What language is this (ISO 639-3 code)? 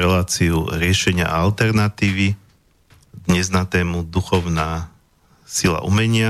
slk